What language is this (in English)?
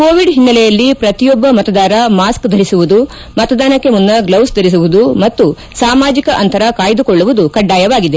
Kannada